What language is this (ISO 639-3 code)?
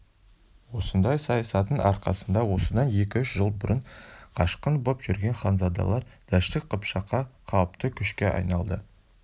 kaz